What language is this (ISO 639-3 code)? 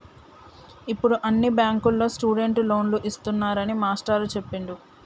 tel